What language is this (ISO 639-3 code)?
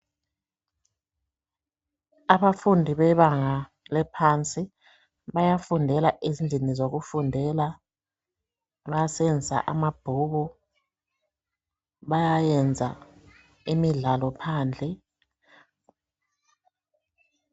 nde